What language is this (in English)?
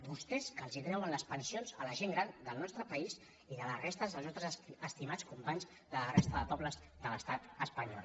Catalan